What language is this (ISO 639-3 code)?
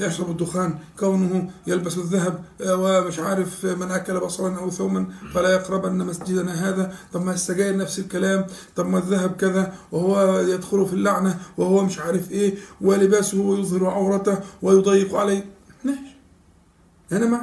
ara